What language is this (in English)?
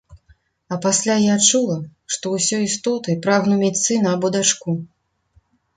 Belarusian